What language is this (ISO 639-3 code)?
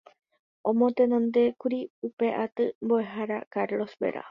grn